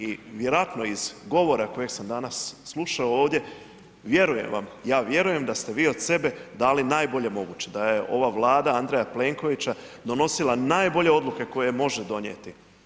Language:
Croatian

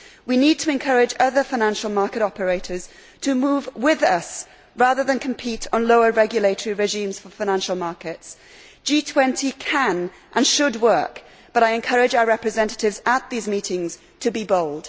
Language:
English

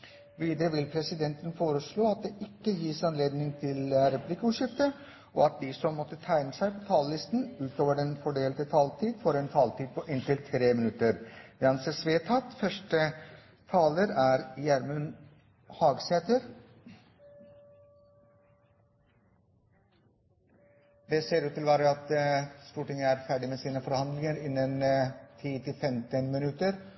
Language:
Norwegian Bokmål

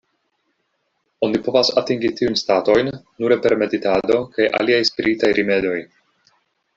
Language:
Esperanto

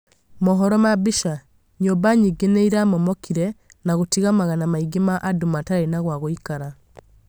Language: Kikuyu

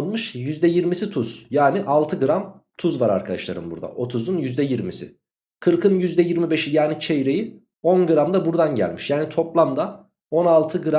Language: Turkish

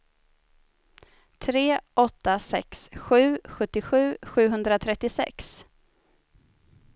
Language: Swedish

